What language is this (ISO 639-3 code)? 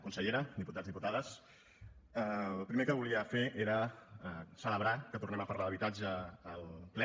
cat